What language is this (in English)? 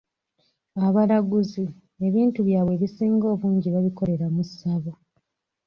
Ganda